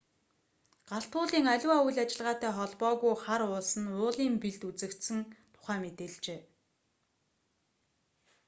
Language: Mongolian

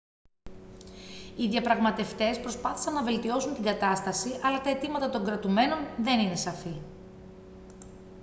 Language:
Greek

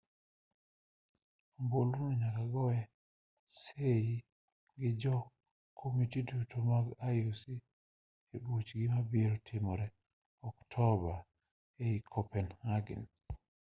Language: Luo (Kenya and Tanzania)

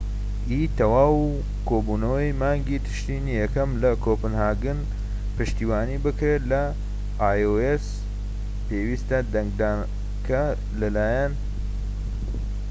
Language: Central Kurdish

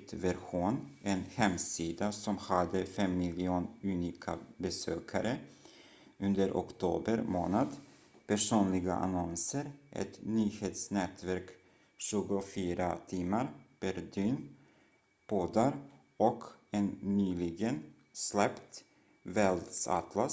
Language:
Swedish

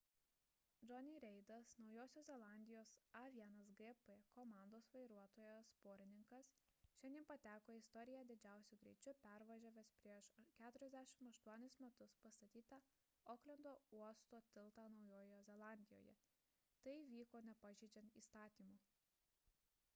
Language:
Lithuanian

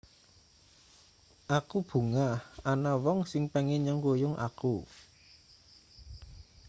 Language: Javanese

